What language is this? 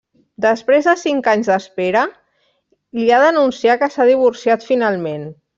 Catalan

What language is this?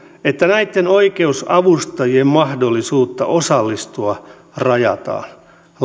Finnish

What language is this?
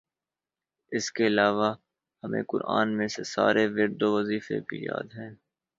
Urdu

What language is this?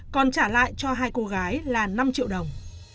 Vietnamese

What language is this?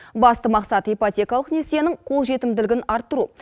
Kazakh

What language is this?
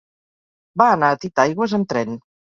Catalan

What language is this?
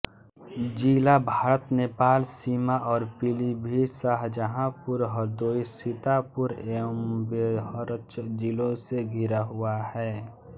Hindi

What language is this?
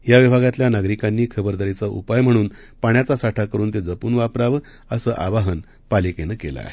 Marathi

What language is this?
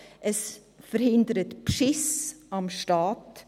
Swiss German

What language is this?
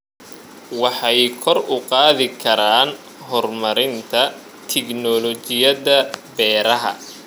Somali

